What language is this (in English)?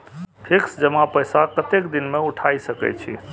Maithili